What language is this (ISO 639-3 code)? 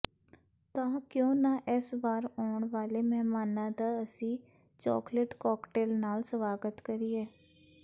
pan